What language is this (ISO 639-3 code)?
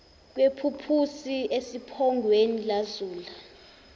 zul